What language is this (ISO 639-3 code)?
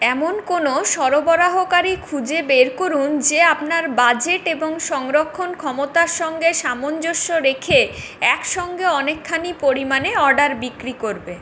ben